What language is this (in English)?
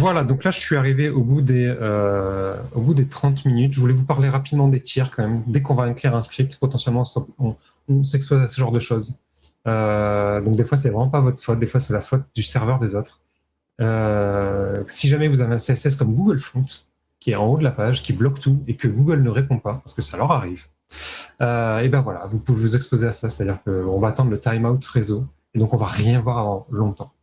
French